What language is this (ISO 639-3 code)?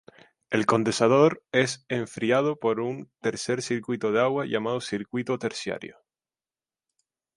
spa